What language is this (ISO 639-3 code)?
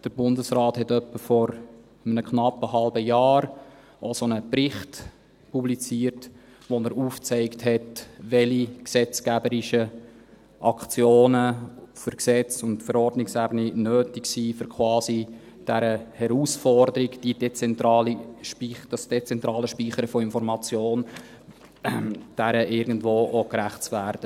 gsw